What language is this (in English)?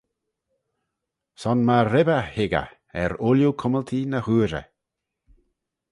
Manx